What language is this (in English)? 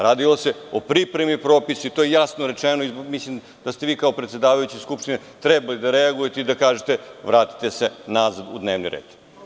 Serbian